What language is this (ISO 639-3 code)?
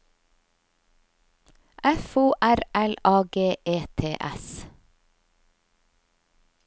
nor